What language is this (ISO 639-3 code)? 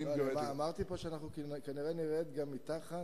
heb